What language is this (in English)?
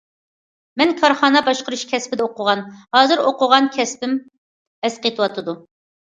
Uyghur